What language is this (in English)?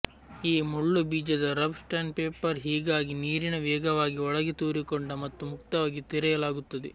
Kannada